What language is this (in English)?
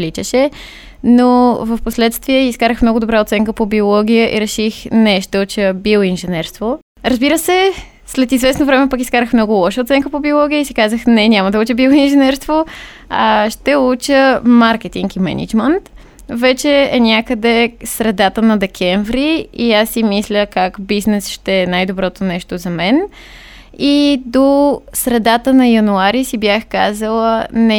Bulgarian